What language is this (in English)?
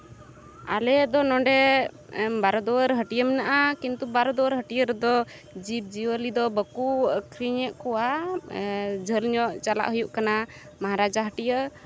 Santali